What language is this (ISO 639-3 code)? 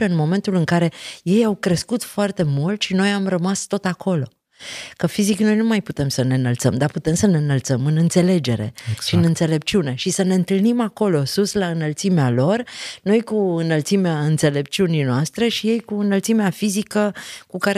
ron